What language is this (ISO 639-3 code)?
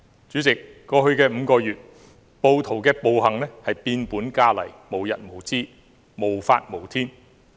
yue